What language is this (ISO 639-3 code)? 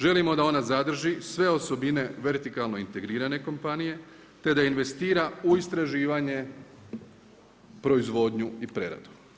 hrv